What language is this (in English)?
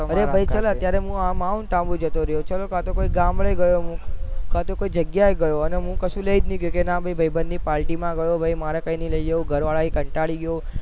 Gujarati